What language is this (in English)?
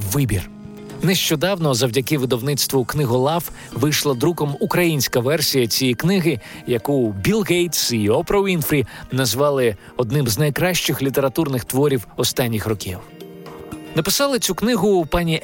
Ukrainian